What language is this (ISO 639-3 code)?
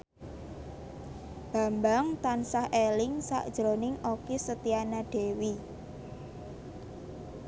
jav